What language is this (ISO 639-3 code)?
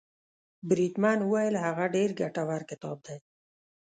pus